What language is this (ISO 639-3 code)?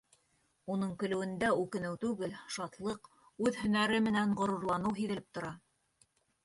bak